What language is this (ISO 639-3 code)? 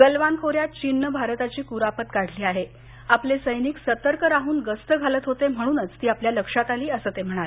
mar